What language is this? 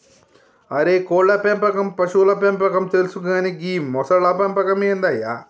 Telugu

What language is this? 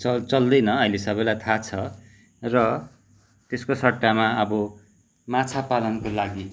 Nepali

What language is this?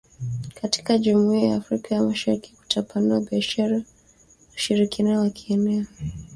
Swahili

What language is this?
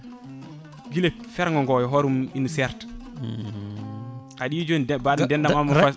Fula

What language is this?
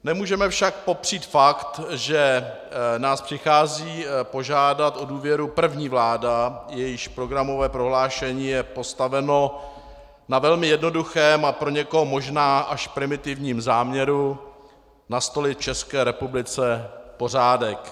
Czech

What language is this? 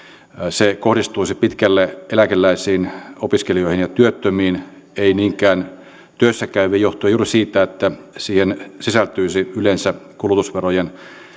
Finnish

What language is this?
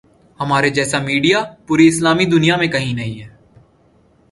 Urdu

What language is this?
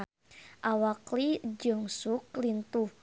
Sundanese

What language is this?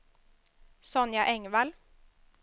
Swedish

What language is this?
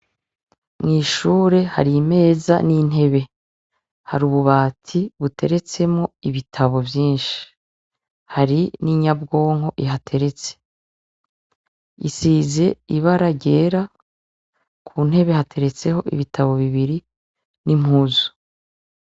Rundi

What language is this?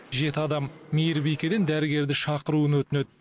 Kazakh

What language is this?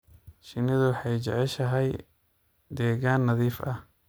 Somali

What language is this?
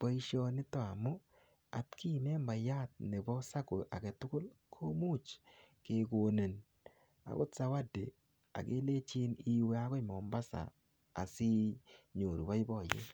Kalenjin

